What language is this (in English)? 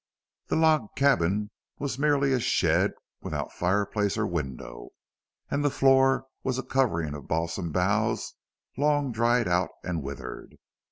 English